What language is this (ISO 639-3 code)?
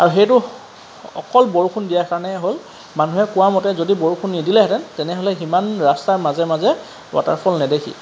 asm